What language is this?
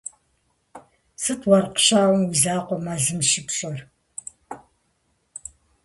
Kabardian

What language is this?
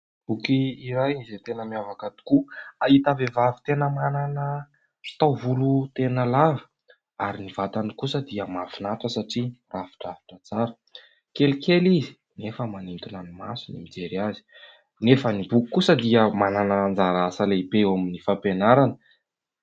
Malagasy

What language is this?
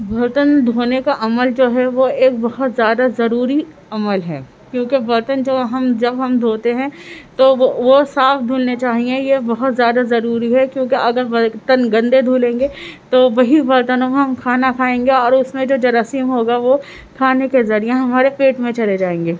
Urdu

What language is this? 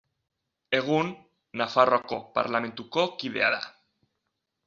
Basque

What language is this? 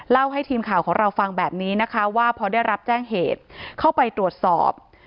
Thai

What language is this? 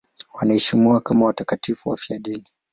Swahili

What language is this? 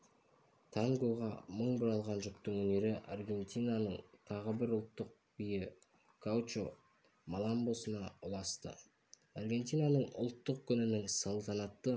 Kazakh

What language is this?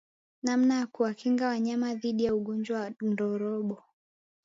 Swahili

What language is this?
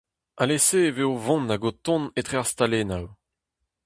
Breton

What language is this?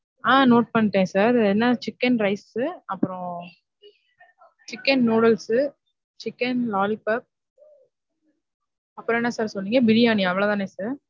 Tamil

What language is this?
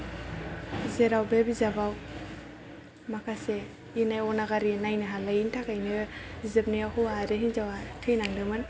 Bodo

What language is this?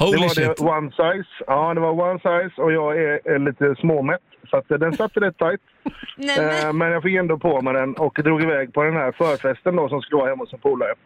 Swedish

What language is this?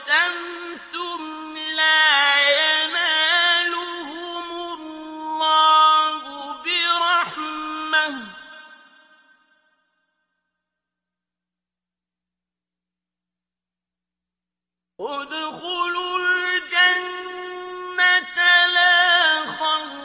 Arabic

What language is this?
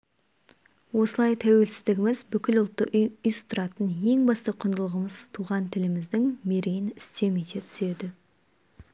Kazakh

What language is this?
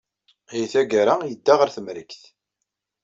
Kabyle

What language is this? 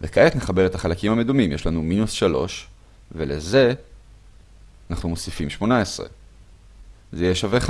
Hebrew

